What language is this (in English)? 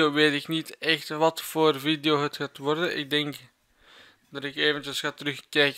Dutch